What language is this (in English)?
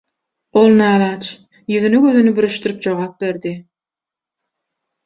Turkmen